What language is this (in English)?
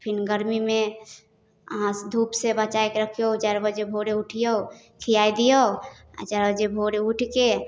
Maithili